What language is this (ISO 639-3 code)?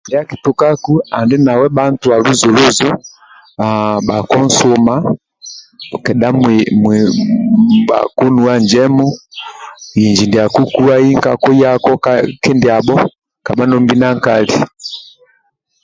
rwm